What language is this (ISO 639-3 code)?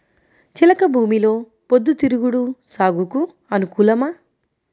tel